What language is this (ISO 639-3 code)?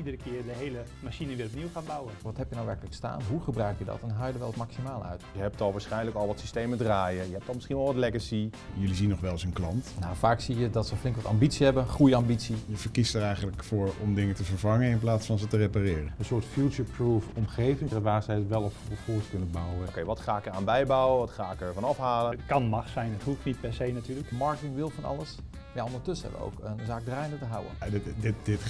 nld